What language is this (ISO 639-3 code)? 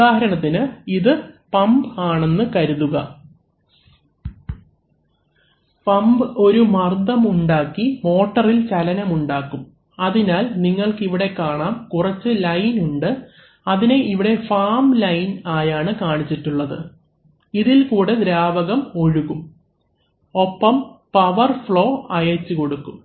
mal